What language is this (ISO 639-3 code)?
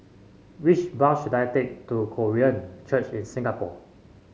eng